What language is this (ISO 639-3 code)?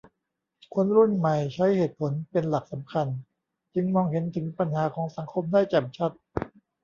tha